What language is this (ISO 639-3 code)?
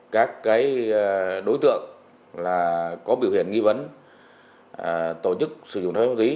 vie